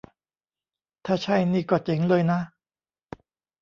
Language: Thai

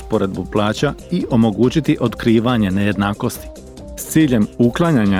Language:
Croatian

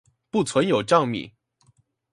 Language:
Chinese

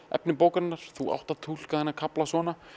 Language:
Icelandic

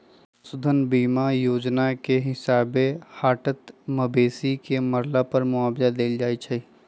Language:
Magahi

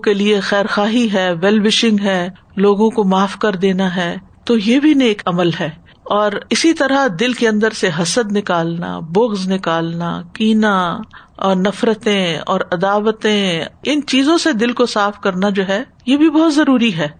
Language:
Urdu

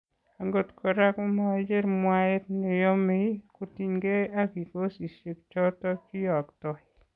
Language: Kalenjin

